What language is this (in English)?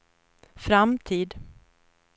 Swedish